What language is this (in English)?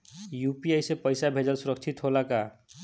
Bhojpuri